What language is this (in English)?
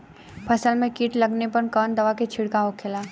Bhojpuri